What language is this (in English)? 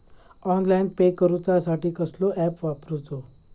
Marathi